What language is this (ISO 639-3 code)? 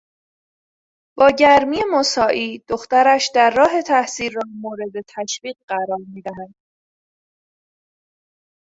fas